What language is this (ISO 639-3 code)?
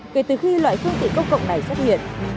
vie